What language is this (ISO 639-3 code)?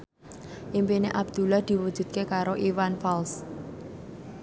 jav